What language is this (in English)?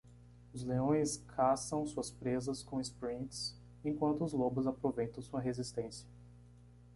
Portuguese